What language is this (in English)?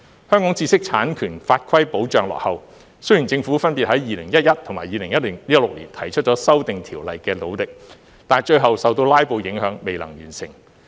Cantonese